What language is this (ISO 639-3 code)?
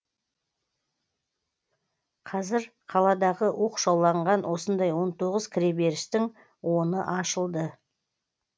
kaz